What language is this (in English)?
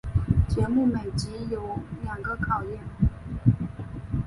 Chinese